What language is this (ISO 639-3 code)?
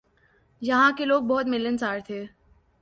urd